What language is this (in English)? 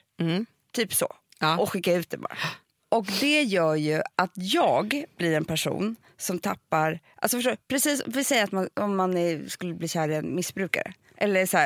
Swedish